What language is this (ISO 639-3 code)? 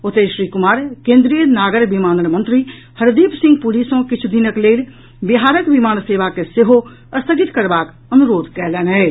mai